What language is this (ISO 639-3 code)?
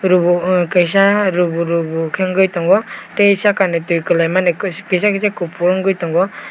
trp